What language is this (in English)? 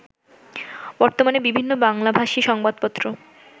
Bangla